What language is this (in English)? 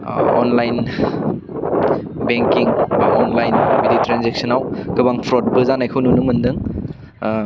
Bodo